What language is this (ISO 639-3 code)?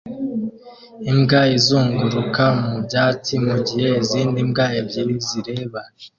kin